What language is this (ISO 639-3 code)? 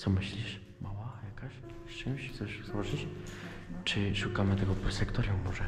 pol